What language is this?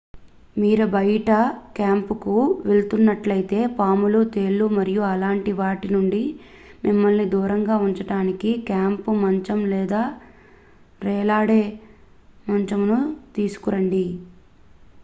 Telugu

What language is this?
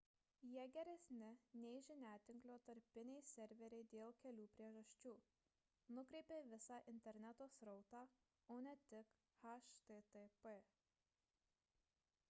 Lithuanian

